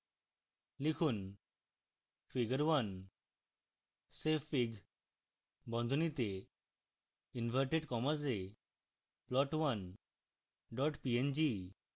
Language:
Bangla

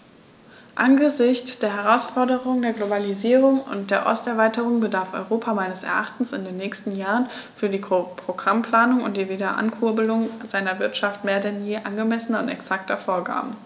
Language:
German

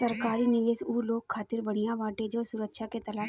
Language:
Bhojpuri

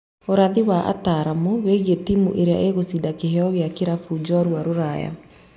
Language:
Kikuyu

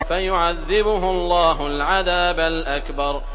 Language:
Arabic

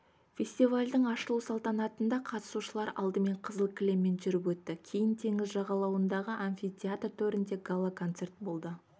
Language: Kazakh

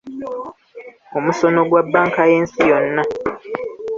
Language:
Ganda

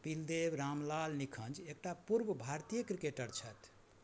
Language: Maithili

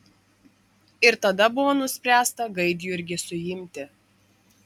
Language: Lithuanian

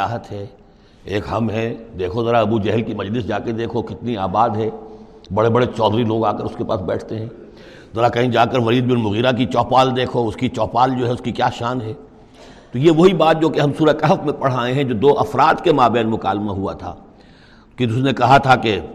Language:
Urdu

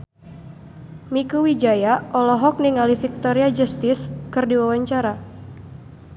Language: Sundanese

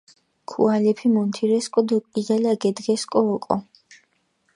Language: Mingrelian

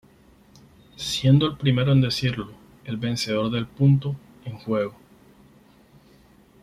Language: Spanish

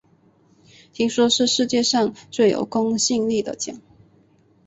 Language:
Chinese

